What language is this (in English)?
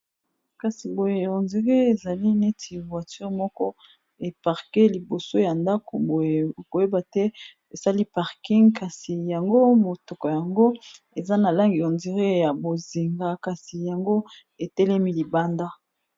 Lingala